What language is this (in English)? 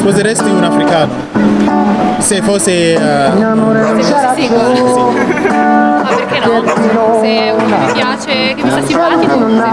Italian